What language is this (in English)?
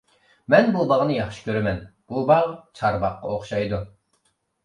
Uyghur